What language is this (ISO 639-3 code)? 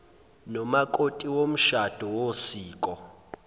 zul